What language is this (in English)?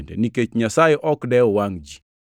Luo (Kenya and Tanzania)